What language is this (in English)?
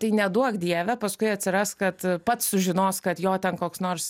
Lithuanian